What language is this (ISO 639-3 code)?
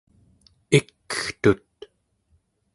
esu